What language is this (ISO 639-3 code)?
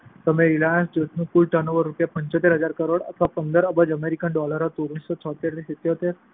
guj